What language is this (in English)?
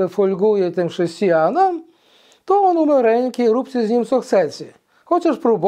Polish